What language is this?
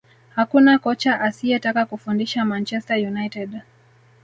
Swahili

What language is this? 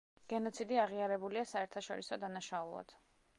Georgian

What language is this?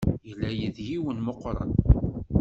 Kabyle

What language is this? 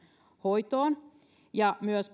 Finnish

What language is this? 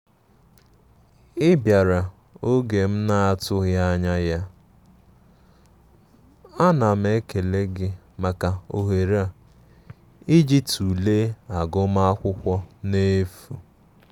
Igbo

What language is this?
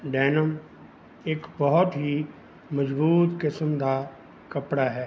Punjabi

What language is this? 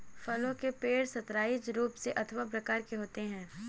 Hindi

